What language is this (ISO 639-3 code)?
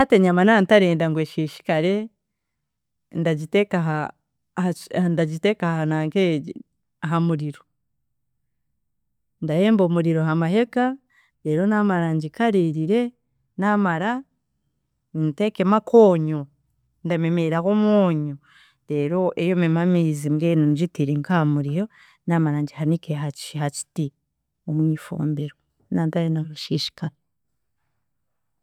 cgg